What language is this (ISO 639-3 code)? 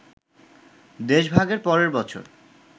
ben